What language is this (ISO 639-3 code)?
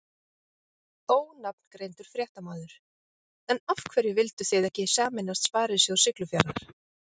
isl